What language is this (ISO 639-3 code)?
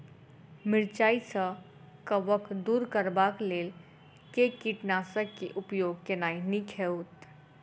mai